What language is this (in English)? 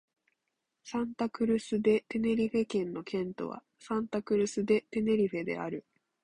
Japanese